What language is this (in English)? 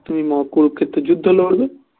Bangla